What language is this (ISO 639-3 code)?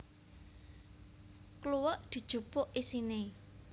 jav